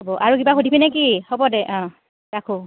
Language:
Assamese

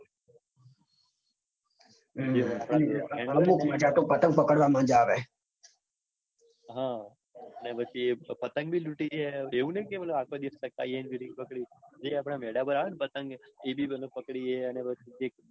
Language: Gujarati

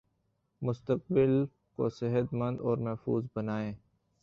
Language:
Urdu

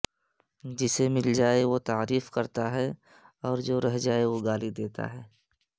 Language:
Urdu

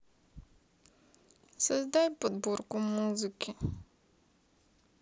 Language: Russian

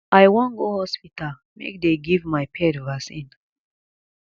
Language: Nigerian Pidgin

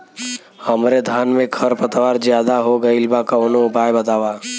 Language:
Bhojpuri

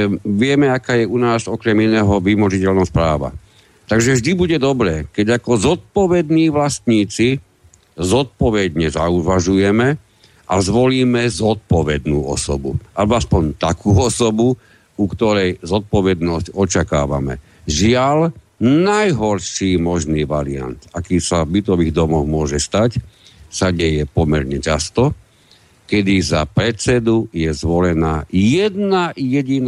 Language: Slovak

